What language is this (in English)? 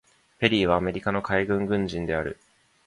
Japanese